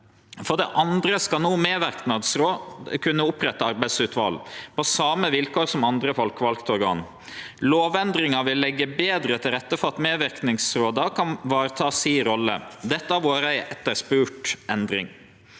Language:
Norwegian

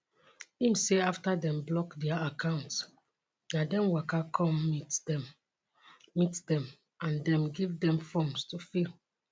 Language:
Nigerian Pidgin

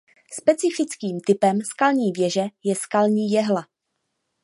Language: Czech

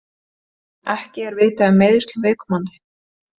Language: Icelandic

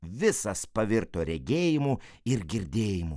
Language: Lithuanian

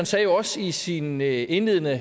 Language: Danish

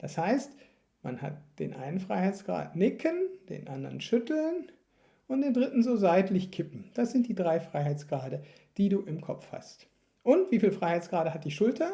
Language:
German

